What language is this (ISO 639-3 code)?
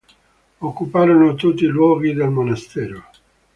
ita